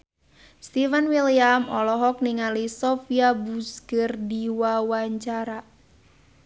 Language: Sundanese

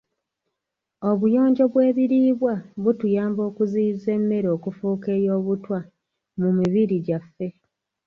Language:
Ganda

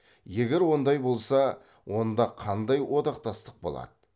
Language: Kazakh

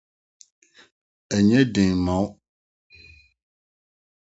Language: Akan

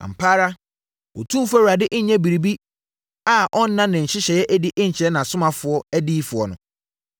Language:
Akan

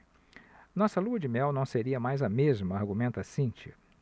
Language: Portuguese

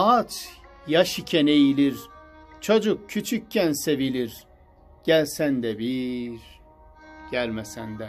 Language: Turkish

